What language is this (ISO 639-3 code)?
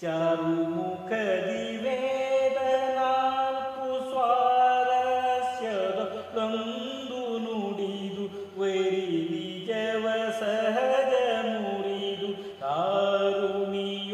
ara